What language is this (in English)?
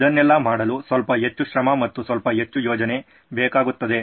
Kannada